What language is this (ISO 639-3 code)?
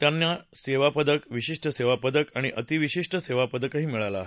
mar